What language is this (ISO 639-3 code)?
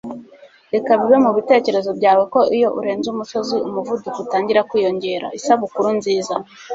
kin